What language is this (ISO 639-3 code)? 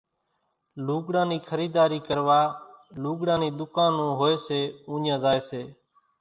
gjk